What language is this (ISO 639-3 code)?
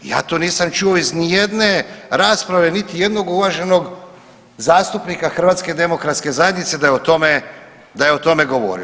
hrv